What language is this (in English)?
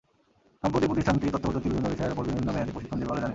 Bangla